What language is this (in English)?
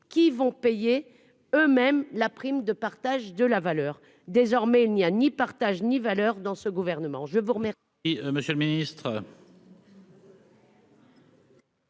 French